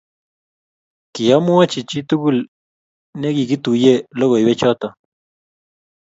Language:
Kalenjin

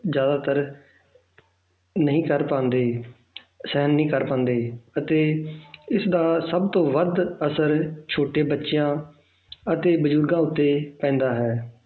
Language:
Punjabi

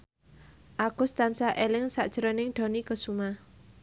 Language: Javanese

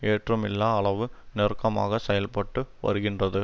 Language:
Tamil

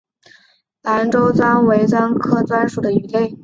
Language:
Chinese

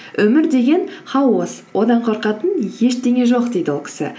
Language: Kazakh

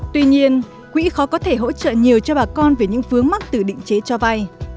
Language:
Vietnamese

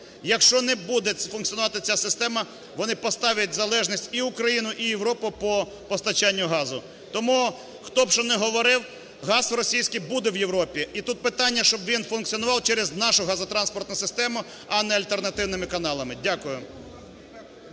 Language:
Ukrainian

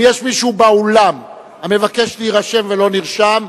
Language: Hebrew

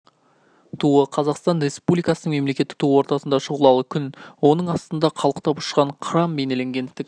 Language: Kazakh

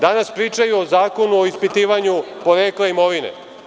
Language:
Serbian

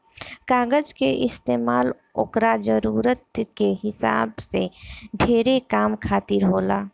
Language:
Bhojpuri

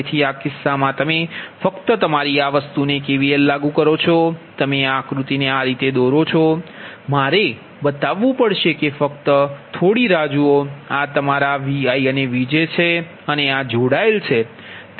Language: Gujarati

